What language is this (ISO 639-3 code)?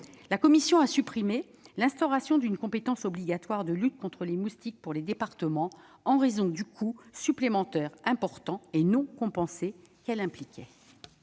fra